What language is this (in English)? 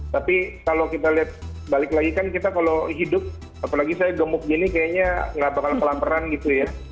Indonesian